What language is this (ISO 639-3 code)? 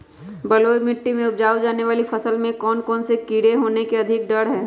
mag